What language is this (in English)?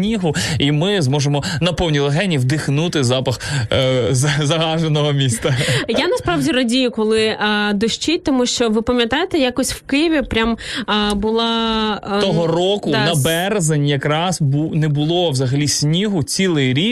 Ukrainian